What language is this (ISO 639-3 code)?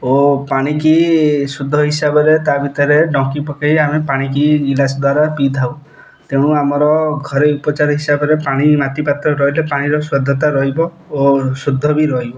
ori